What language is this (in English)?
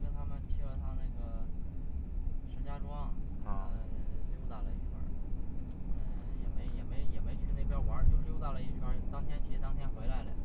Chinese